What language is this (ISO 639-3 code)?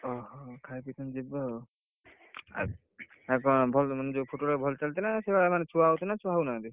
ori